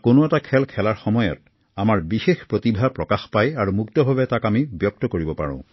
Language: Assamese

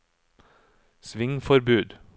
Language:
Norwegian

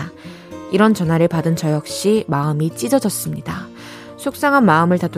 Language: Korean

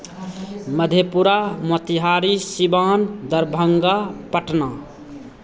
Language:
Maithili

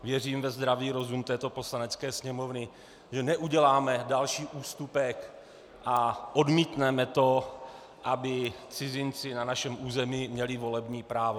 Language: Czech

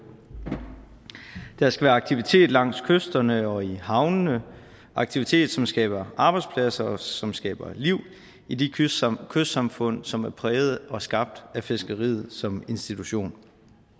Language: Danish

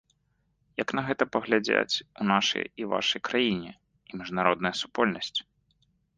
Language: Belarusian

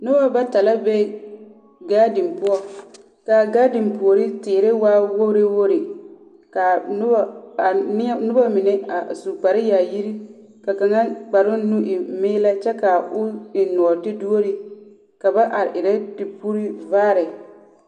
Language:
Southern Dagaare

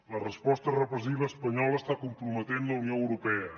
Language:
Catalan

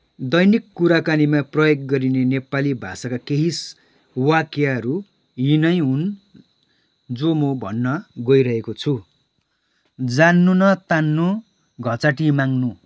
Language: Nepali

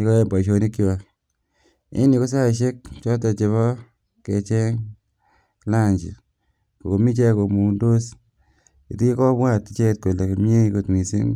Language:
Kalenjin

